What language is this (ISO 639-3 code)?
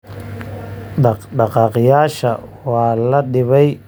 som